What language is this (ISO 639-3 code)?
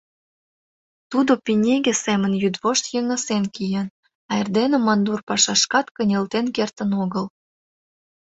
chm